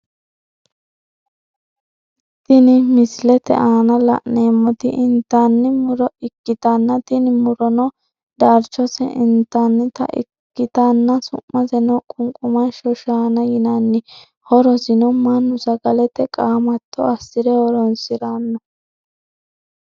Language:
Sidamo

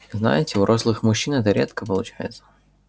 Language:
Russian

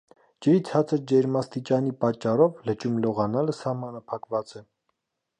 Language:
Armenian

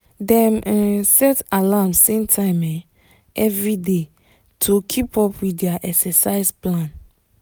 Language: Nigerian Pidgin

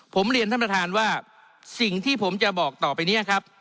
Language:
Thai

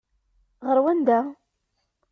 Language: Kabyle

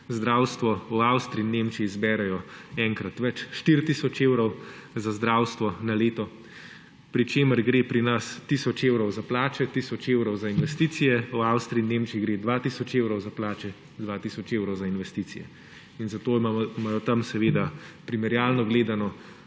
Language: Slovenian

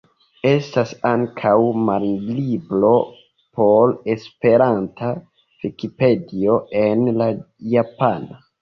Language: Esperanto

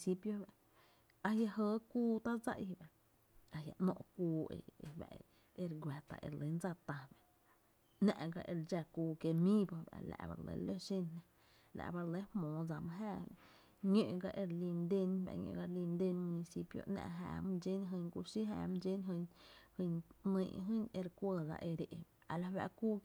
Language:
Tepinapa Chinantec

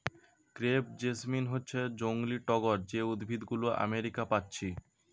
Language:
Bangla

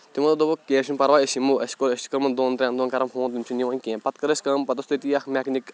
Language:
Kashmiri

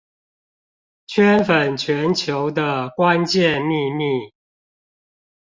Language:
Chinese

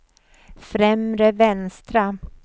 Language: Swedish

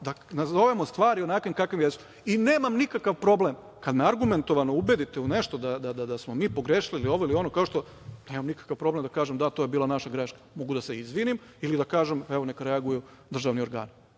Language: Serbian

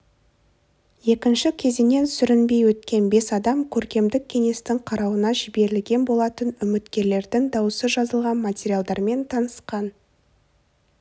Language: Kazakh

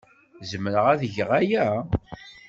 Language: Kabyle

